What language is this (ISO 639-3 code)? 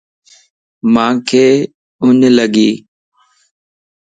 lss